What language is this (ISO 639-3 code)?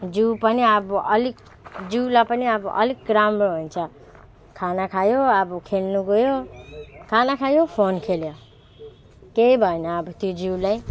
nep